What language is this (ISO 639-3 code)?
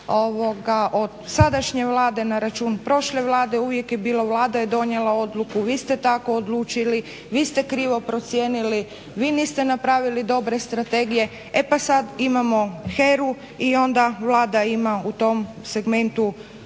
hrv